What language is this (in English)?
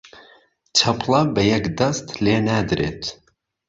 Central Kurdish